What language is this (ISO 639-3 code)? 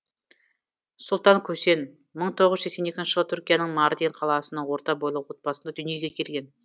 kaz